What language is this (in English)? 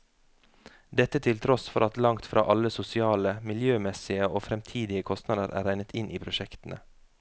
Norwegian